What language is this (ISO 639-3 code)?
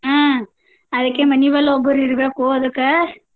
kan